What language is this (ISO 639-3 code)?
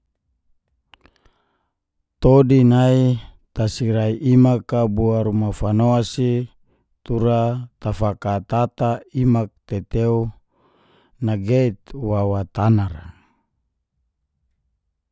ges